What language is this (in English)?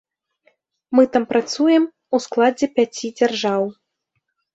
Belarusian